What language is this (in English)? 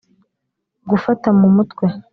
Kinyarwanda